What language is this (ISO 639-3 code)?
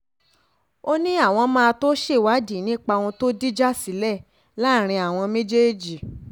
yor